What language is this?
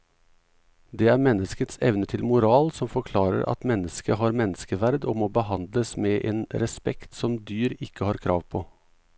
Norwegian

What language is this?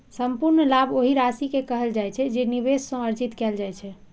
Maithili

